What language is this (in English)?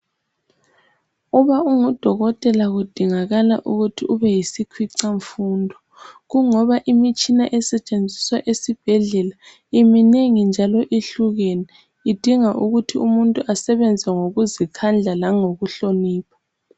North Ndebele